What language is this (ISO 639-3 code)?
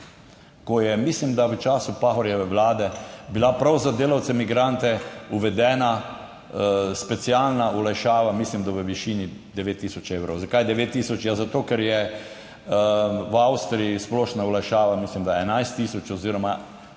slv